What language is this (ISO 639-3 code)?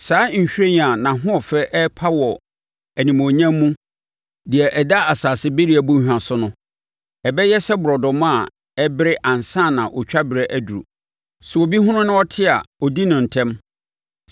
aka